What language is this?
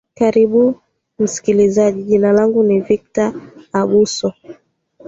Swahili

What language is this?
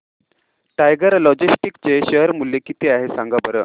Marathi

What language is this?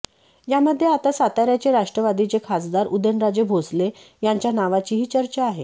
Marathi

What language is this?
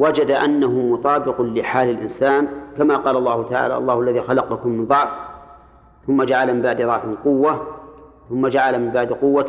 Arabic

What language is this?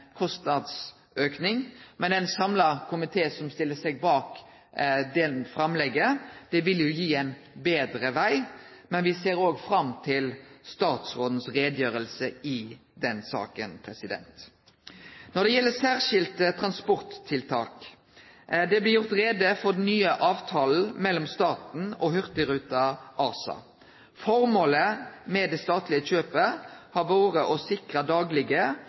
Norwegian Nynorsk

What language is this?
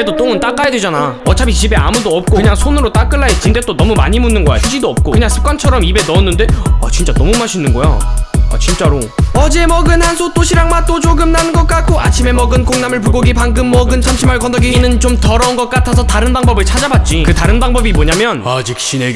Korean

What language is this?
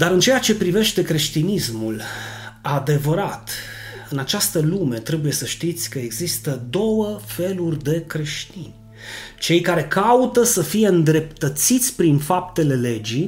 Romanian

